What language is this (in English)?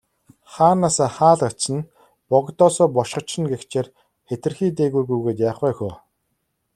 Mongolian